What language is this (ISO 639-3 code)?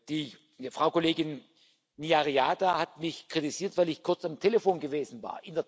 deu